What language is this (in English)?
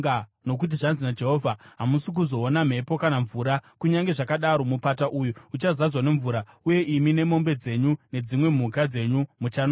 Shona